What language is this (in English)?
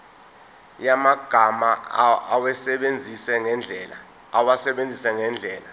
Zulu